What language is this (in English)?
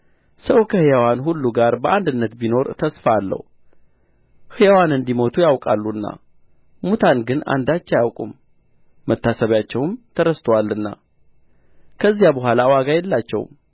Amharic